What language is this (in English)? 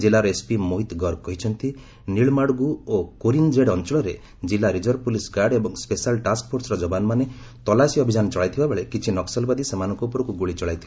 Odia